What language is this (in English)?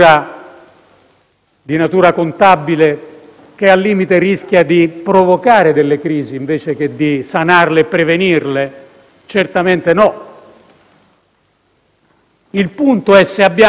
Italian